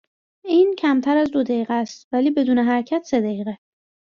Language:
Persian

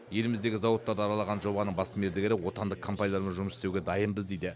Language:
Kazakh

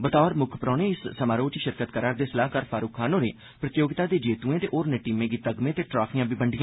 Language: Dogri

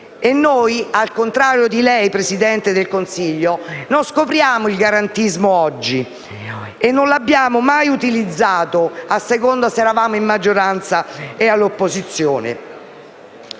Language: Italian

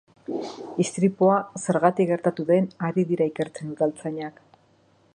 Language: Basque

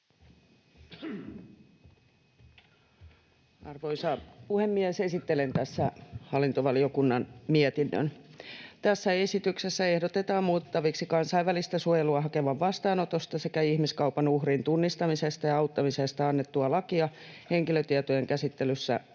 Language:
Finnish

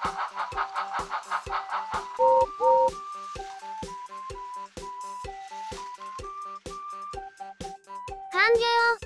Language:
Japanese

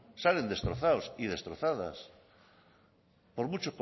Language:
Spanish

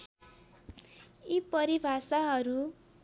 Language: Nepali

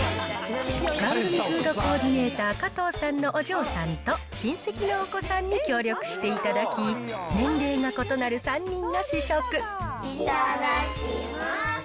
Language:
Japanese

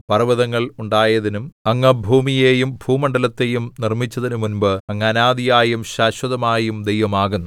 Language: Malayalam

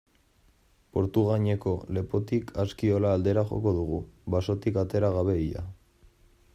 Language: Basque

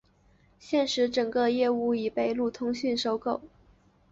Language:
Chinese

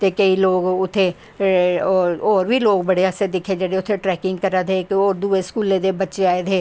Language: Dogri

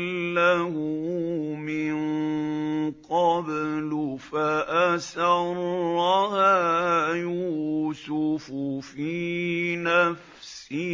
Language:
Arabic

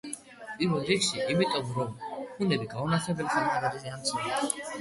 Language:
Georgian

